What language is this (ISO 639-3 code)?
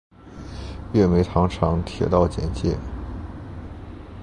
zho